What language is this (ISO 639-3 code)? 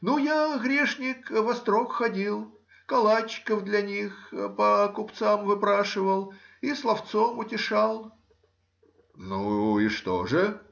rus